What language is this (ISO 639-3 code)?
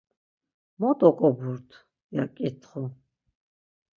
lzz